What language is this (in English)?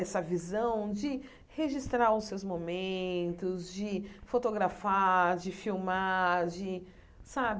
Portuguese